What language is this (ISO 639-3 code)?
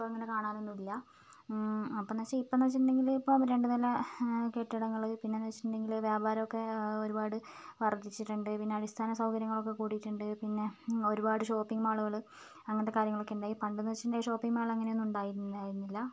mal